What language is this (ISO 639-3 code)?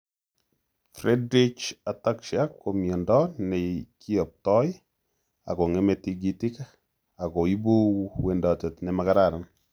kln